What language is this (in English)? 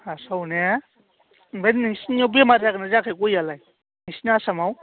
Bodo